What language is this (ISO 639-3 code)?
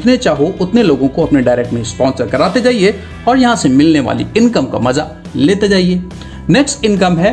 hin